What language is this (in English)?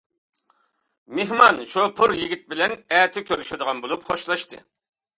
Uyghur